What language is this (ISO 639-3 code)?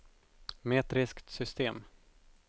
swe